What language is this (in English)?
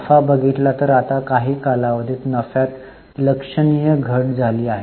Marathi